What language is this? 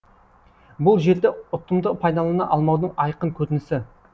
Kazakh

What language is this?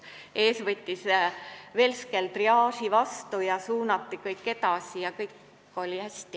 Estonian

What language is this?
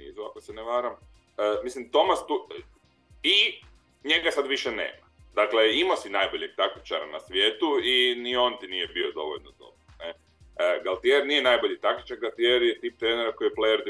Croatian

